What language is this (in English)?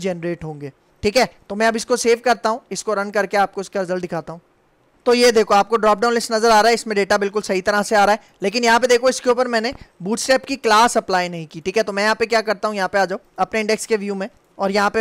Hindi